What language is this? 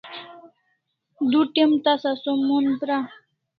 Kalasha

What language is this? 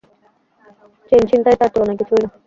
Bangla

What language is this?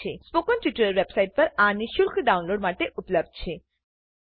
Gujarati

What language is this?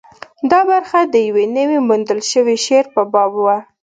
Pashto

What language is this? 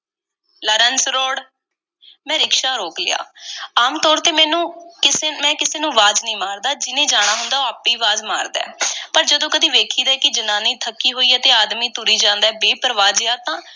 Punjabi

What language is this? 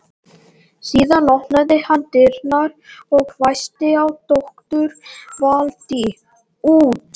Icelandic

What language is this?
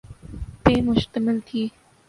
Urdu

